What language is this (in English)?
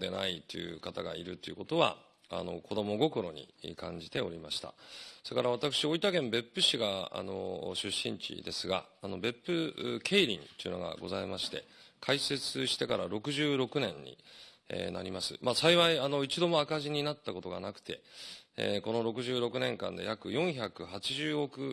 Japanese